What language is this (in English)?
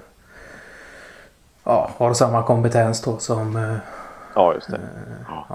Swedish